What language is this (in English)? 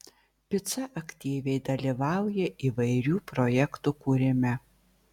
Lithuanian